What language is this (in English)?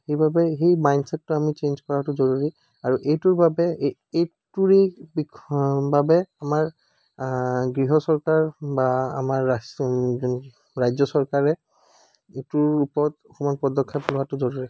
Assamese